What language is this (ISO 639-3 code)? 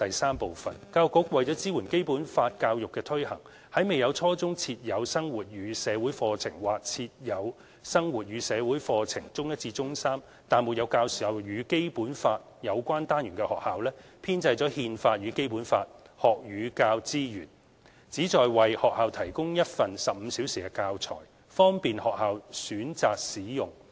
yue